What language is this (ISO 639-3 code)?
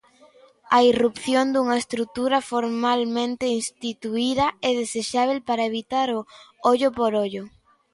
glg